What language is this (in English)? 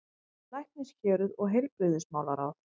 Icelandic